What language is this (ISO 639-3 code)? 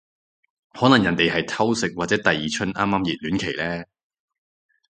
yue